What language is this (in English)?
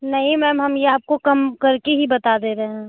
Hindi